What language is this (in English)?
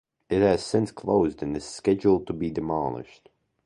English